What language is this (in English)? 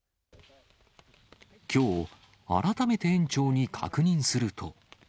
Japanese